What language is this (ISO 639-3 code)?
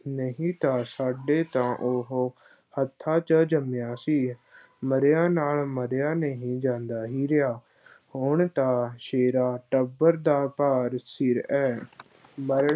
pan